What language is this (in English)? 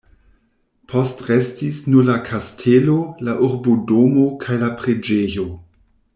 Esperanto